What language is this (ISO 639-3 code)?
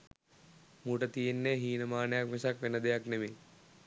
sin